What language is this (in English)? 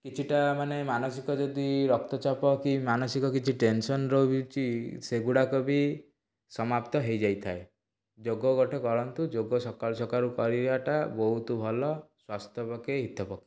Odia